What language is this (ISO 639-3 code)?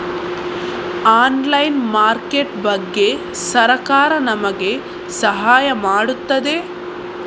kan